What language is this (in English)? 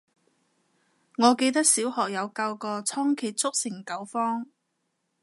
Cantonese